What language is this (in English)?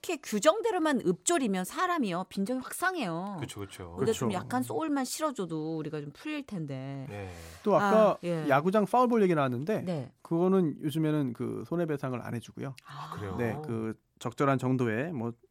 Korean